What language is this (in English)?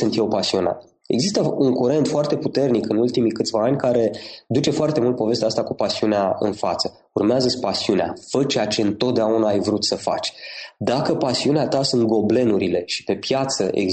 Romanian